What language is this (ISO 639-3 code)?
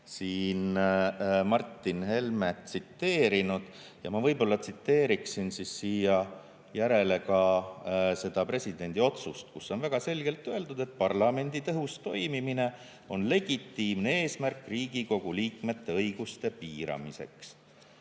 est